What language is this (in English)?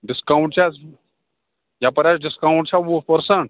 Kashmiri